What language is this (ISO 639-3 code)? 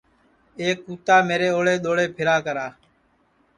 ssi